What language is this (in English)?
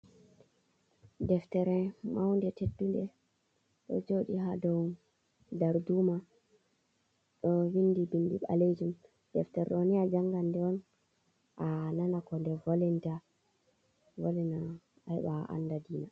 Fula